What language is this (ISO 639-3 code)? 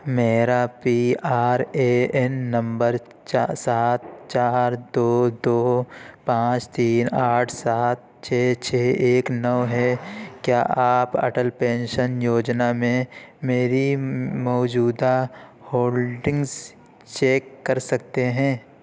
urd